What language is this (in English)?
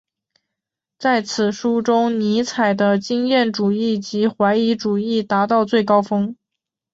Chinese